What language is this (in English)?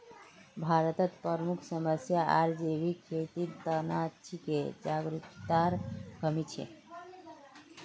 Magahi